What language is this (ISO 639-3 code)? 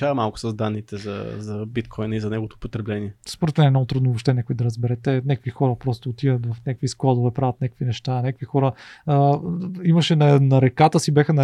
bul